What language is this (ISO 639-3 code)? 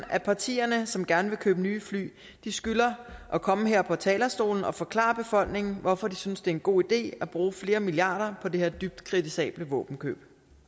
dan